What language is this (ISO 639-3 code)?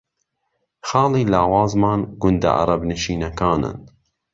ckb